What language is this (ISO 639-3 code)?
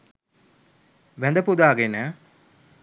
sin